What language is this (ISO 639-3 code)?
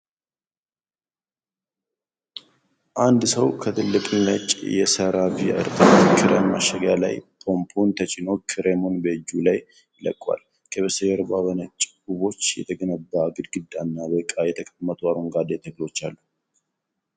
amh